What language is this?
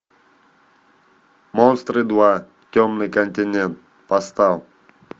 Russian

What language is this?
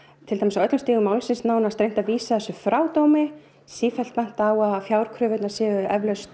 Icelandic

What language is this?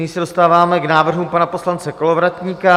Czech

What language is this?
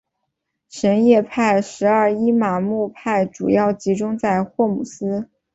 Chinese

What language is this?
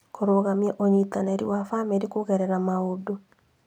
Kikuyu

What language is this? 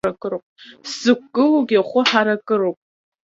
Abkhazian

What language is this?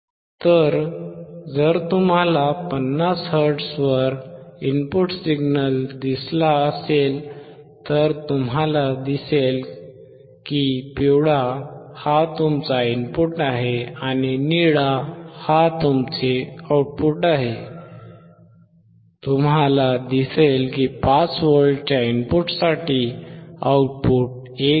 Marathi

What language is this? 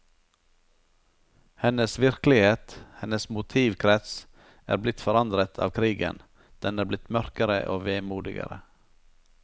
Norwegian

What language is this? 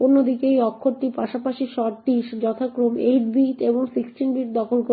Bangla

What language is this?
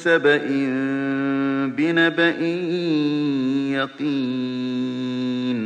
Arabic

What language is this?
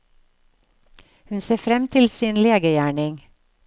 Norwegian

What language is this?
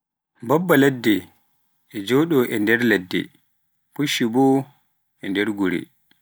Pular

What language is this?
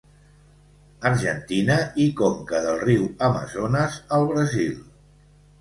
Catalan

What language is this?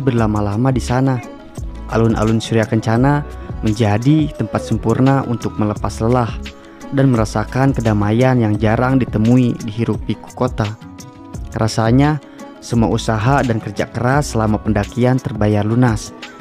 Indonesian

